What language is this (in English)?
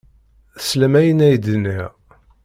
Kabyle